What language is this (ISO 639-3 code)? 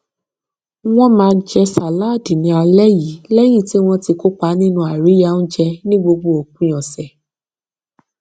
yor